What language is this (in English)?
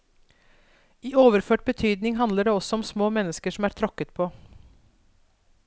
Norwegian